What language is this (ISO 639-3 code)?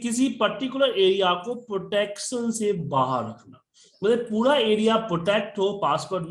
hin